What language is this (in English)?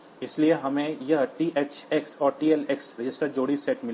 Hindi